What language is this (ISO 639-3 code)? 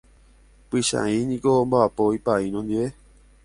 grn